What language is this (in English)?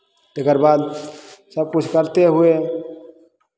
Maithili